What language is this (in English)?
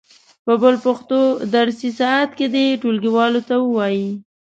Pashto